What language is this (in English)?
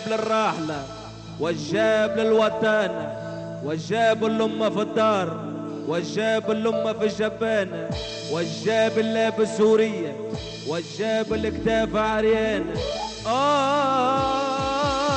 Arabic